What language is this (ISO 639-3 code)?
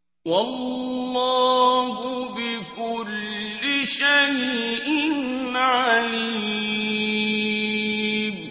ara